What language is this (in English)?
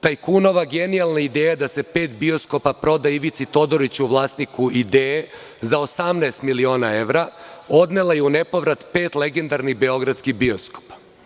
Serbian